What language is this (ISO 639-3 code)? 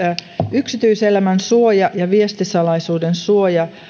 fin